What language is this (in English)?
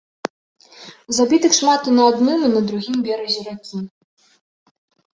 Belarusian